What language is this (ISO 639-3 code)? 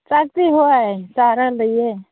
mni